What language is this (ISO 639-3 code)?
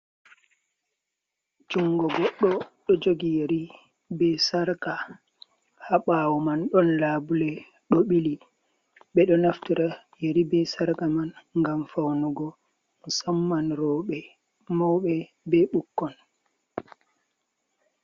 ful